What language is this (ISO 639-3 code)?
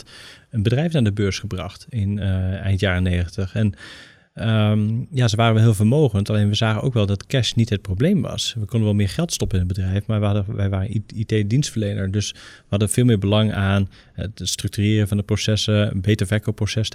nld